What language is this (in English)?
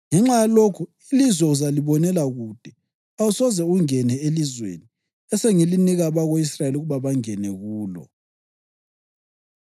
North Ndebele